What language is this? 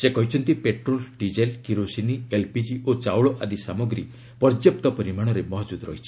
Odia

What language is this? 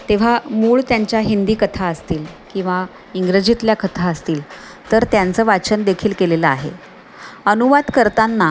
Marathi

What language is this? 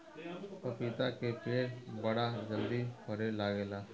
Bhojpuri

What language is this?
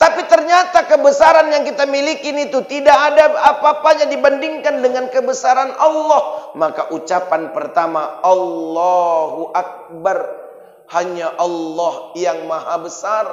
Indonesian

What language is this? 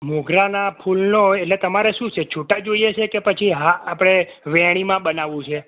Gujarati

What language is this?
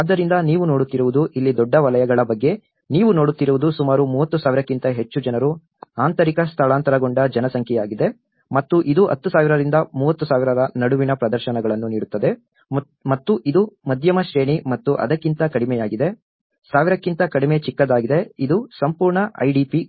Kannada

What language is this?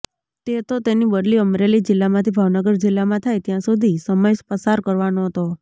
Gujarati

